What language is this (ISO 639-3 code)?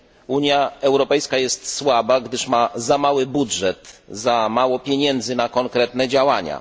pol